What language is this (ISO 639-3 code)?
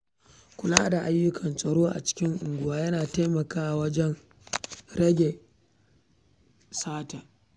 hau